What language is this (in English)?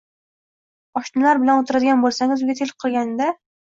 Uzbek